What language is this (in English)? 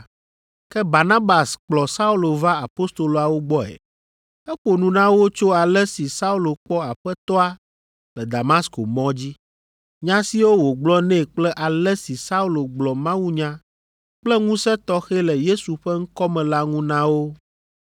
Ewe